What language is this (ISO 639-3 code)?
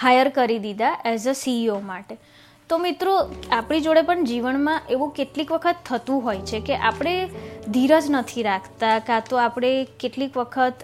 guj